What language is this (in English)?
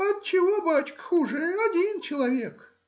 Russian